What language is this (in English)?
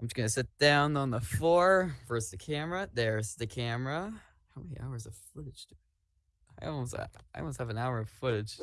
English